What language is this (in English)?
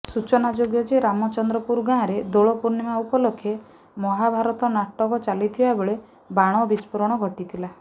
Odia